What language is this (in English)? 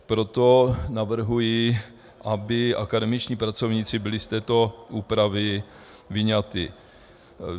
Czech